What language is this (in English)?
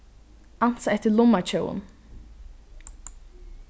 Faroese